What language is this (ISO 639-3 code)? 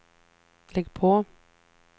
swe